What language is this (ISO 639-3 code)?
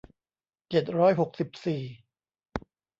tha